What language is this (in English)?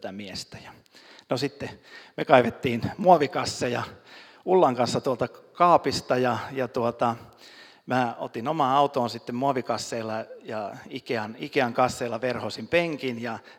Finnish